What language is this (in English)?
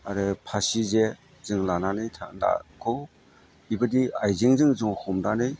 Bodo